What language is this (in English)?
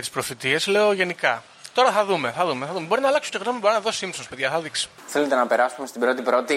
Greek